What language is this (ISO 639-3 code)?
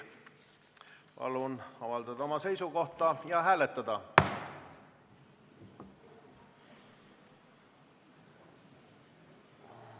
est